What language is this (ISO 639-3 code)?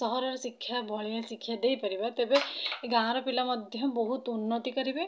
ori